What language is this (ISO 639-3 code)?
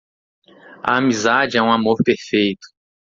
por